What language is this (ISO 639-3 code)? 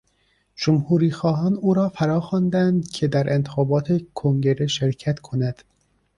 fas